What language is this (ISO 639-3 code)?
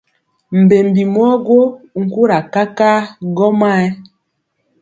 mcx